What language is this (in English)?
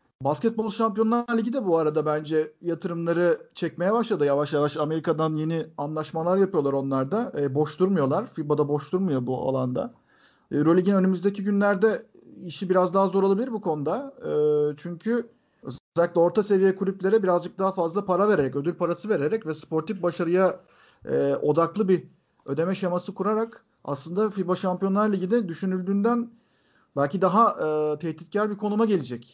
Turkish